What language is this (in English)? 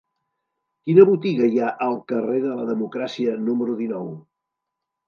Catalan